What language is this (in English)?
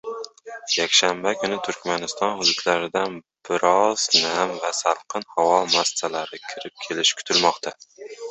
Uzbek